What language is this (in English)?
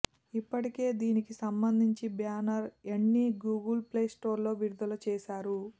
Telugu